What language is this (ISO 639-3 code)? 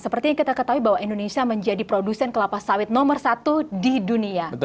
ind